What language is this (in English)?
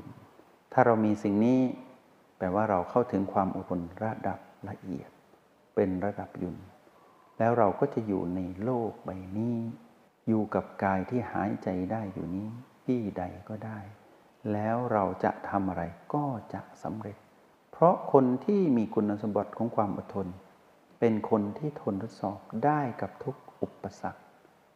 Thai